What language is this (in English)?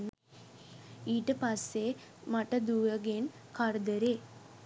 Sinhala